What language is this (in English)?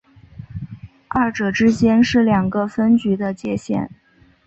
Chinese